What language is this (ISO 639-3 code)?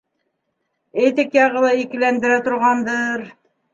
bak